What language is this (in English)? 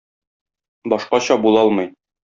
Tatar